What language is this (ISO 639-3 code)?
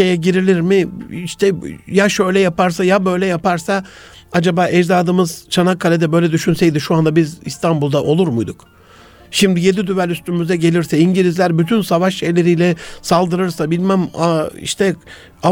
tur